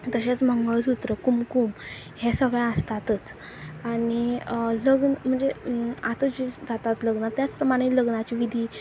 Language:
Konkani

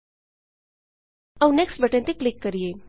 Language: Punjabi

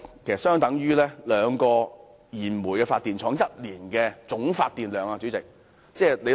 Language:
Cantonese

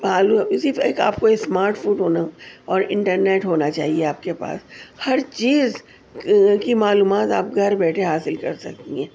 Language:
Urdu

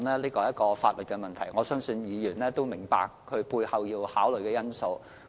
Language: Cantonese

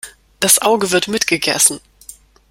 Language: German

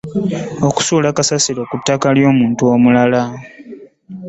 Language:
Ganda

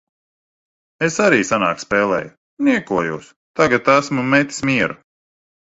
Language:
Latvian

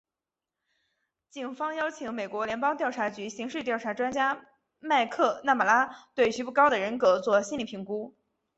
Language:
Chinese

